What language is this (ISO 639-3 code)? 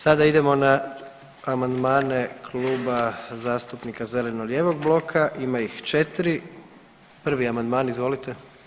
hrv